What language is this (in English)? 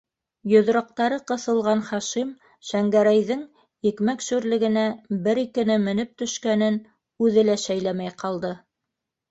Bashkir